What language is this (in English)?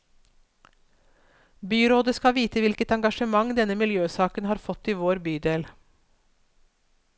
Norwegian